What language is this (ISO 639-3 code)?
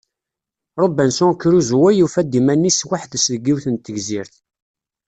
kab